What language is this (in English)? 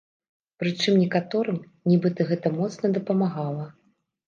Belarusian